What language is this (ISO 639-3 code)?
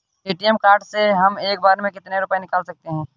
hin